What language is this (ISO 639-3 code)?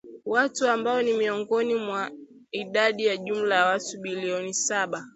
swa